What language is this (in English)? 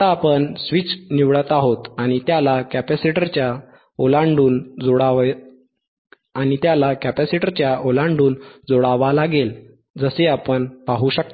Marathi